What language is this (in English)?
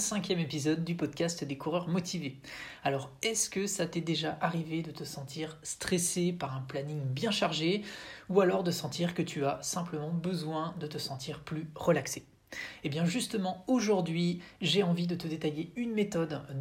French